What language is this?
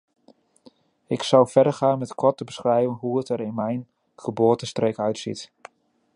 Dutch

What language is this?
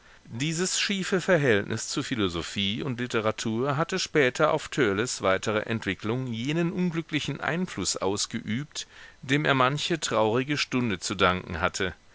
German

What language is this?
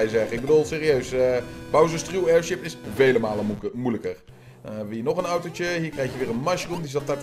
Dutch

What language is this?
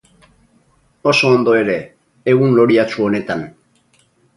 Basque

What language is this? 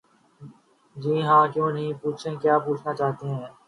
Urdu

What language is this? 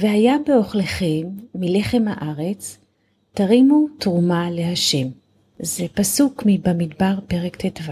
Hebrew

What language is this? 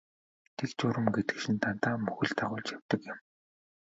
Mongolian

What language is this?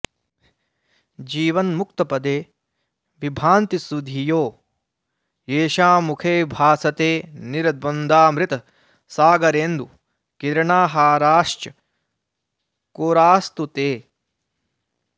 Sanskrit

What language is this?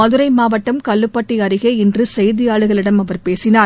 Tamil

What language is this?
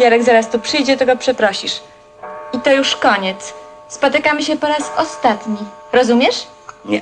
Polish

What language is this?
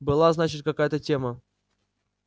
Russian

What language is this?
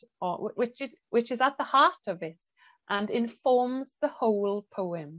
Welsh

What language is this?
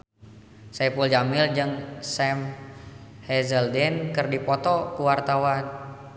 Sundanese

